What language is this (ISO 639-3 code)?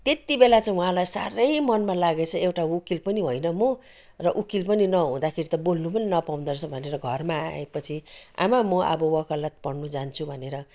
nep